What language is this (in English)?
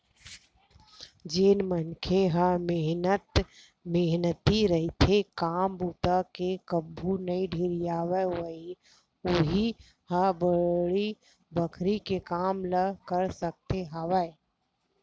Chhattisgarhi